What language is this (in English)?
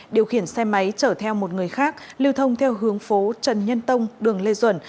Vietnamese